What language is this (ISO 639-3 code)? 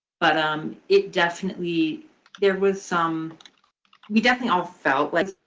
eng